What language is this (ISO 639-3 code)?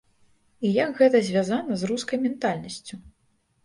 bel